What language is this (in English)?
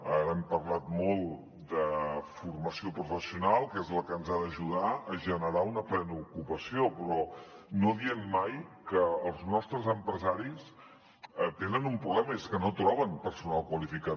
Catalan